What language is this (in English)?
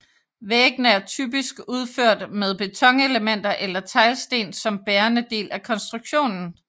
Danish